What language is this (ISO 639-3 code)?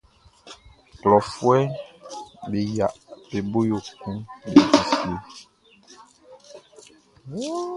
bci